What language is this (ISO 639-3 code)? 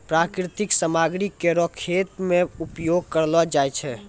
mai